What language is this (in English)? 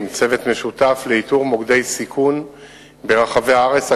Hebrew